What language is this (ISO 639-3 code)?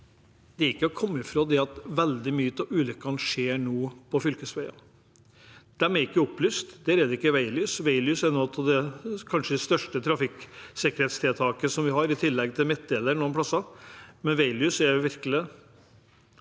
nor